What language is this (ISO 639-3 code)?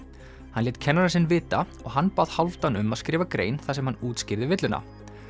isl